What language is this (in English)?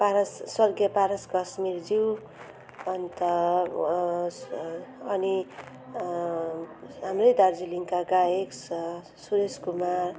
Nepali